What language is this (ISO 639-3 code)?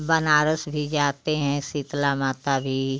hin